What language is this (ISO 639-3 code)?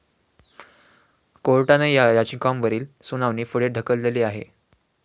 mar